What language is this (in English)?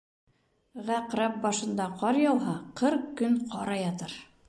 Bashkir